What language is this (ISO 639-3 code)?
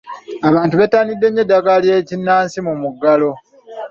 lug